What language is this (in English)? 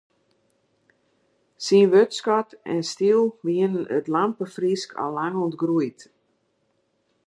Western Frisian